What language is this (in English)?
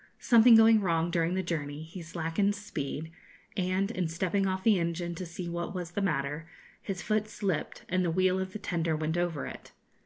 English